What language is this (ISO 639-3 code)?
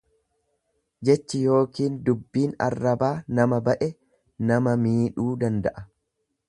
orm